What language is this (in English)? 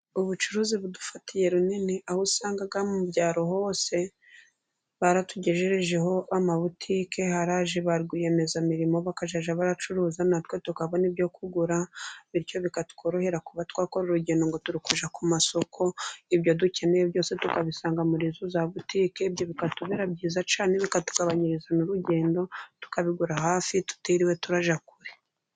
Kinyarwanda